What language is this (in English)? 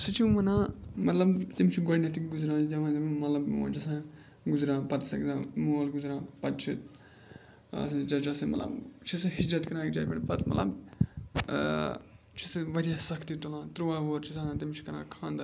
Kashmiri